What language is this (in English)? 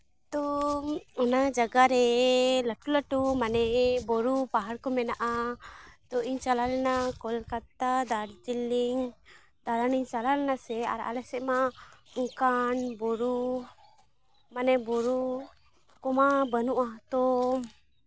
Santali